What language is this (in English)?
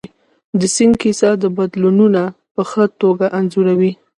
Pashto